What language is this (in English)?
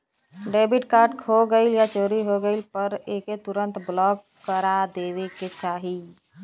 Bhojpuri